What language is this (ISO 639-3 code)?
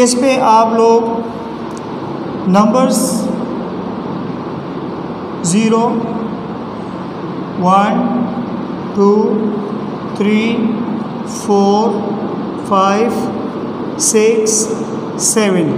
hin